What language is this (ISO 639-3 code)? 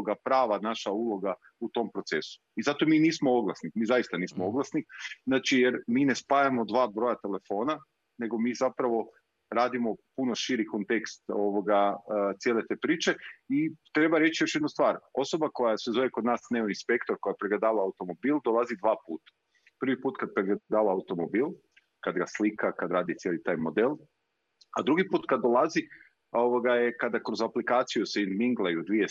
hrv